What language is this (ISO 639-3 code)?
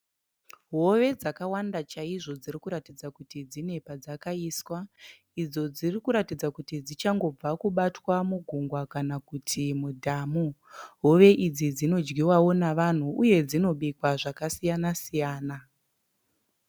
sna